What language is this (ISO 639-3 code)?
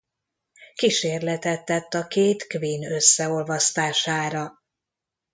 hun